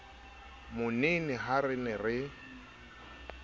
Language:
Southern Sotho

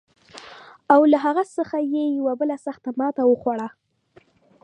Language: Pashto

